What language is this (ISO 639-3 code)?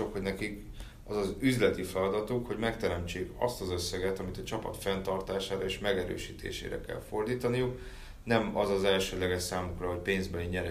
hun